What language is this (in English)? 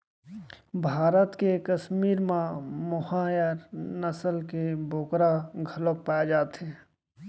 Chhattisgarhi